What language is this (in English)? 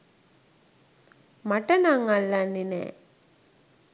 Sinhala